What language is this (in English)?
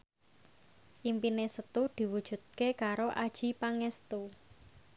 Javanese